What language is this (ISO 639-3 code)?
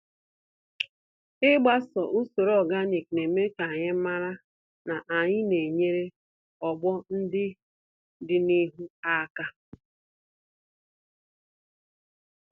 ibo